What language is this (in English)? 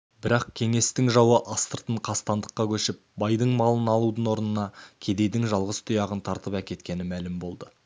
Kazakh